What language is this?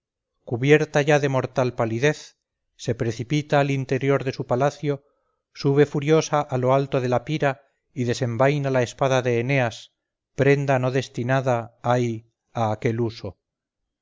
Spanish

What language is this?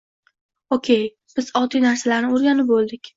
Uzbek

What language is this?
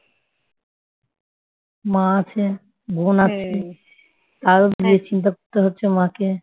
Bangla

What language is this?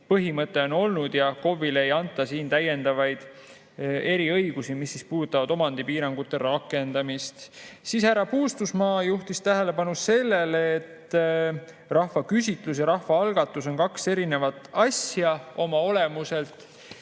Estonian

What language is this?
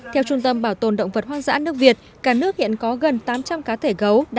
Vietnamese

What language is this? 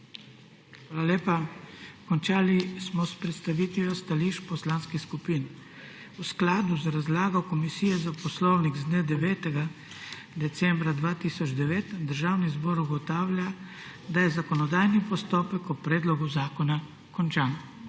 Slovenian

